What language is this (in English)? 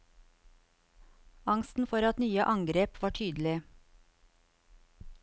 Norwegian